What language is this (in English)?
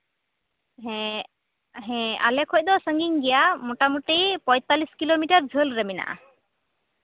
Santali